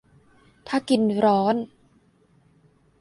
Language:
Thai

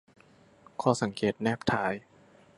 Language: Thai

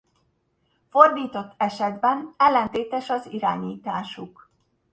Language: Hungarian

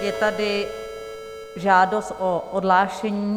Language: Czech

